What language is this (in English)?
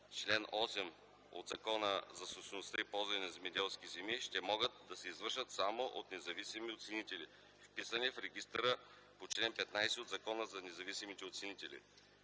Bulgarian